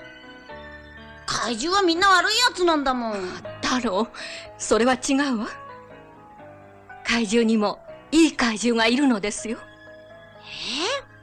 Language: Japanese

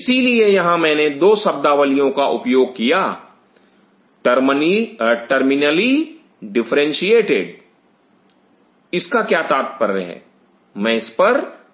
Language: Hindi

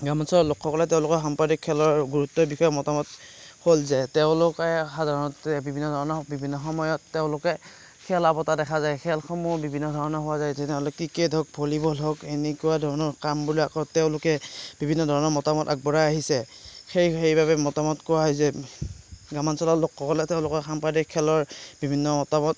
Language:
Assamese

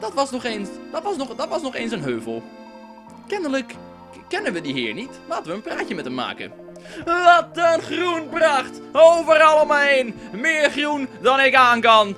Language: Dutch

